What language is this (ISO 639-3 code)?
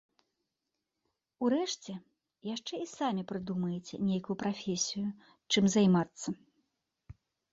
bel